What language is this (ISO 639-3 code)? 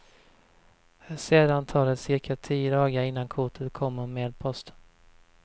swe